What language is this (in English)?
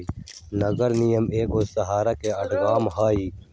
Magahi